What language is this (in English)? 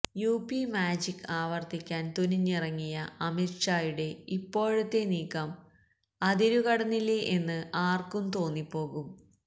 Malayalam